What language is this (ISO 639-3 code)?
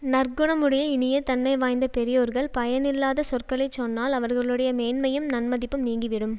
tam